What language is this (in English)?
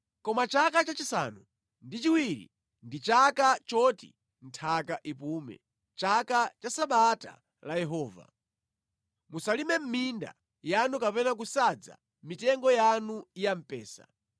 Nyanja